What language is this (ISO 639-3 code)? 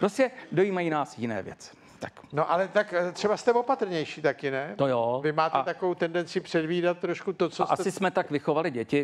ces